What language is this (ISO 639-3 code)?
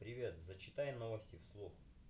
rus